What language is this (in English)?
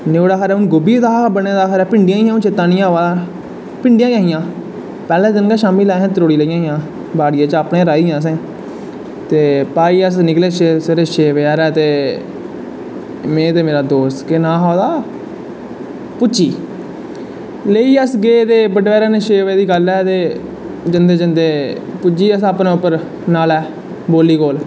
Dogri